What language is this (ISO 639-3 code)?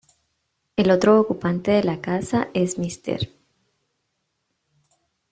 spa